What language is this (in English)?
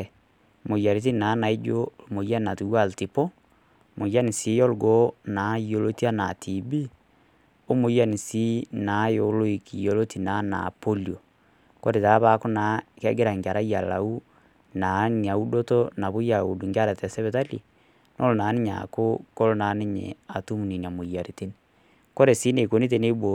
Masai